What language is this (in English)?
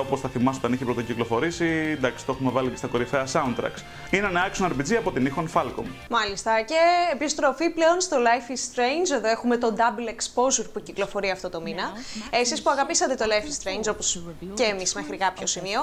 Greek